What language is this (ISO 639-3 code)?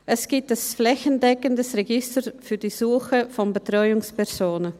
gsw